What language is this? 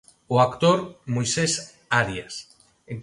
Galician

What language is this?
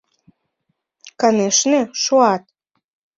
Mari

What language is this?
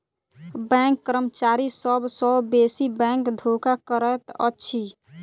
Maithili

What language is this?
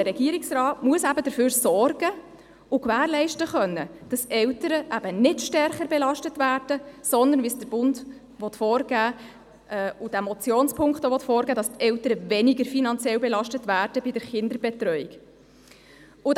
Swiss German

